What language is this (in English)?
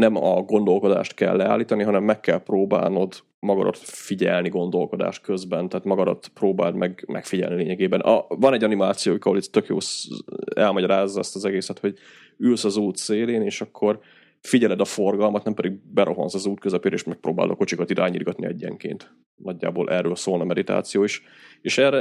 Hungarian